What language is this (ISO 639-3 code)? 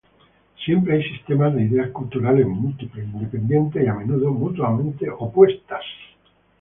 spa